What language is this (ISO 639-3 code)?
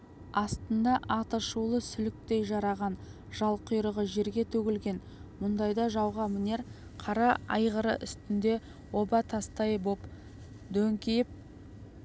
kaz